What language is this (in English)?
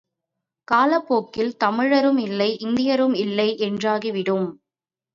Tamil